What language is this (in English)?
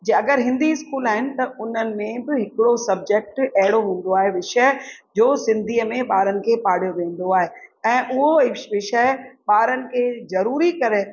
Sindhi